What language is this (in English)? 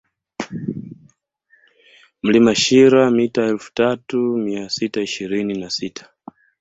Swahili